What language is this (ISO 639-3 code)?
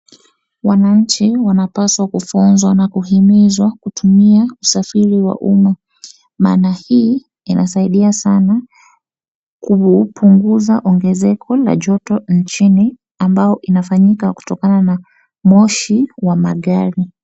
swa